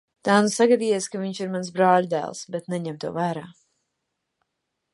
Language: Latvian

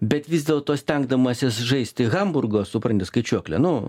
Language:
Lithuanian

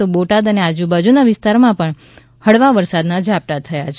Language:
Gujarati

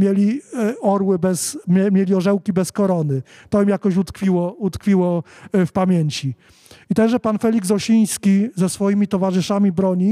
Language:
Polish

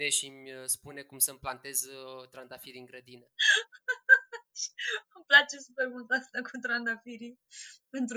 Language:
Romanian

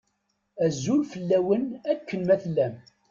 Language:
Kabyle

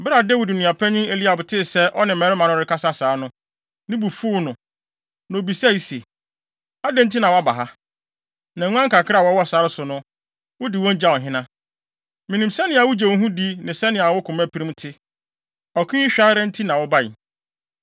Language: Akan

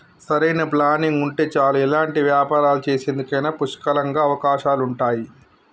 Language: Telugu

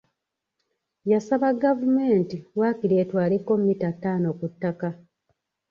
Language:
Ganda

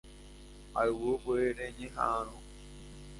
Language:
Guarani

